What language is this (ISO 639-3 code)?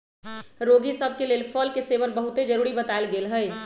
mag